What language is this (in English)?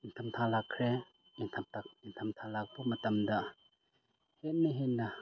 Manipuri